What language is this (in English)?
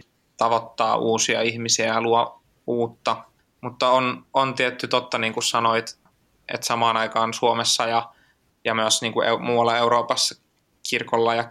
Finnish